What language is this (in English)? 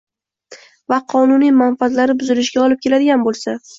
Uzbek